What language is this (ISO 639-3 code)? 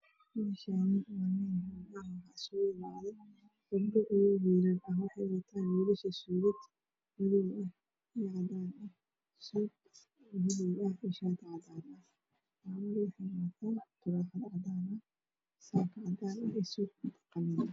som